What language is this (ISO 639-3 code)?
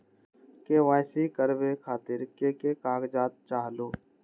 mag